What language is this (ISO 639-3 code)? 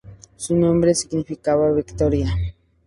spa